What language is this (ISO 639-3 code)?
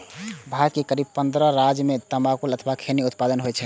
mai